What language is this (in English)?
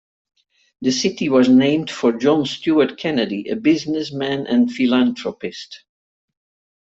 English